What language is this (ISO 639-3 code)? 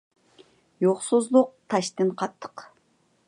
uig